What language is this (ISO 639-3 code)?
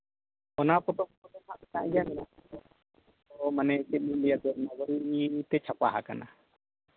sat